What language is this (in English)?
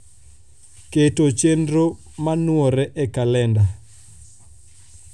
Luo (Kenya and Tanzania)